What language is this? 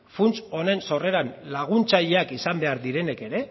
Basque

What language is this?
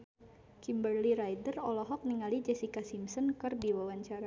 Sundanese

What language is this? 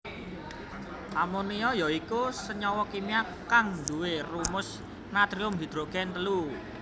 Javanese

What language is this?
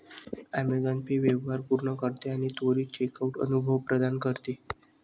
Marathi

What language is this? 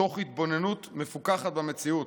Hebrew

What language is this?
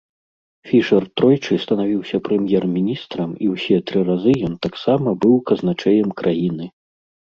Belarusian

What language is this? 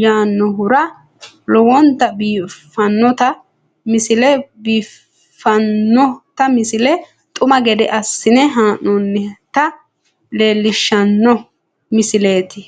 Sidamo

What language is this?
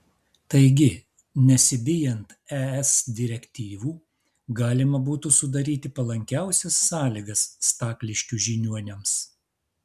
Lithuanian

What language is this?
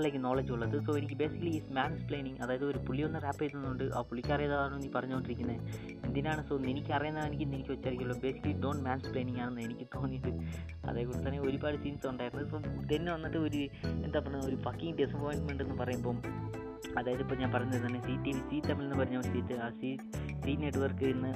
Malayalam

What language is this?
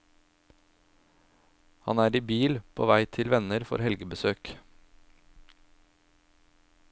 Norwegian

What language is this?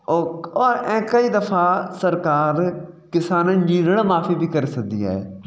Sindhi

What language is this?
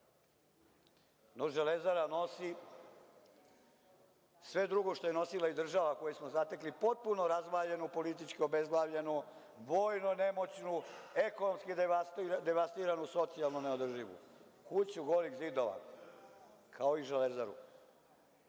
Serbian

